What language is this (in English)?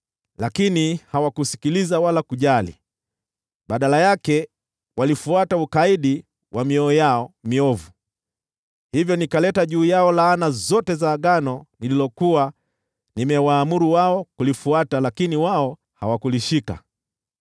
Swahili